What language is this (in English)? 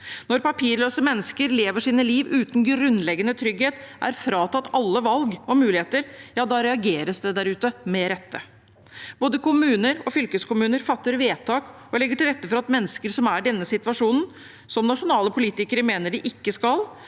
Norwegian